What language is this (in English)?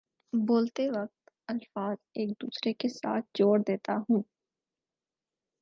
Urdu